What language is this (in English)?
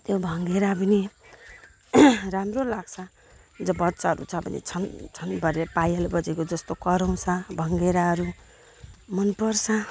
Nepali